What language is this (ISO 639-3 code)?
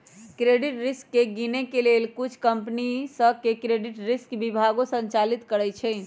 mag